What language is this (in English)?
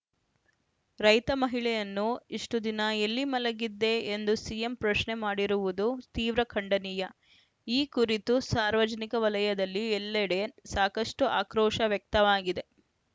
Kannada